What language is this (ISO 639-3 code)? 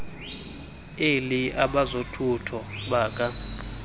xho